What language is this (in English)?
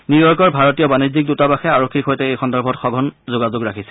Assamese